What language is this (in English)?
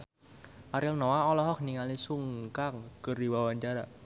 Sundanese